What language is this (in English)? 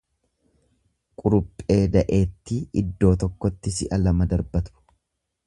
Oromo